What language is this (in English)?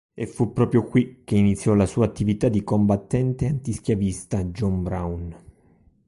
Italian